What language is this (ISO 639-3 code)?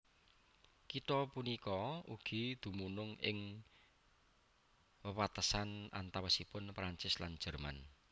jav